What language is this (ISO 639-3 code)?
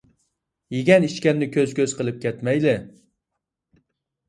uig